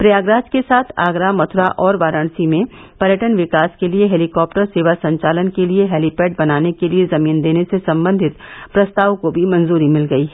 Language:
Hindi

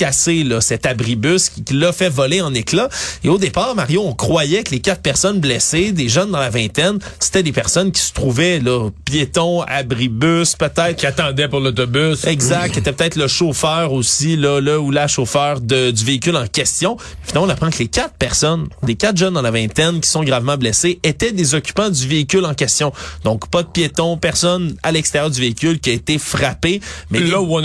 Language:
French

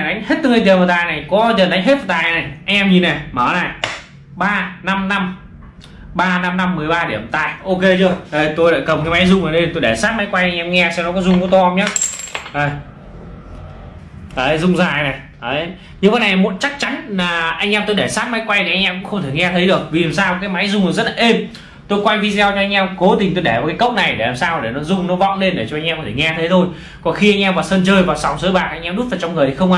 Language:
Vietnamese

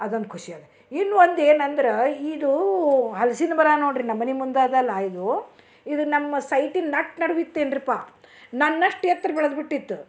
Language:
Kannada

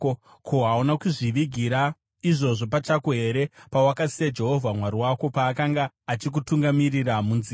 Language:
Shona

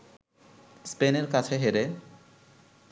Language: Bangla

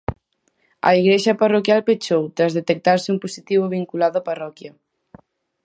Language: Galician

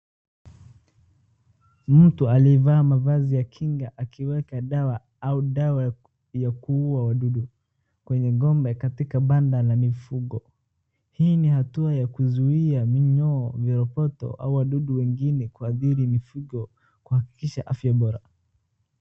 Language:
Swahili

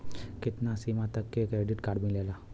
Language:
Bhojpuri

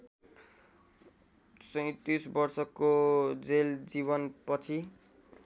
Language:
Nepali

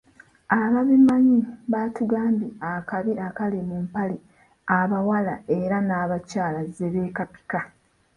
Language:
Ganda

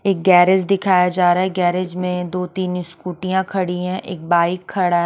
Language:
Hindi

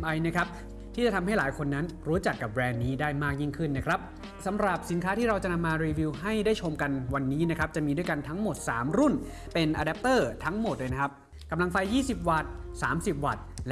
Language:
Thai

